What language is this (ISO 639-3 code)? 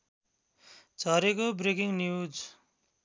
nep